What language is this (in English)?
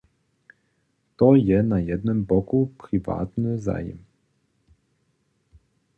Upper Sorbian